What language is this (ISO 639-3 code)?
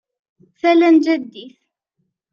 kab